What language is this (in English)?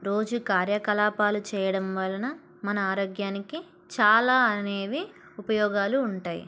Telugu